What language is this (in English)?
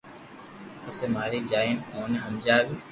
Loarki